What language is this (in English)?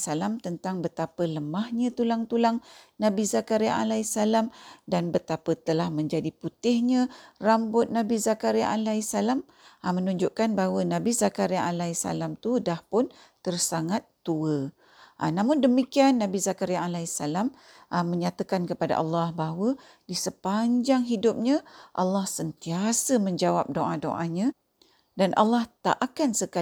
Malay